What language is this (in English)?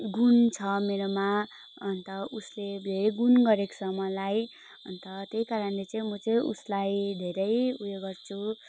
Nepali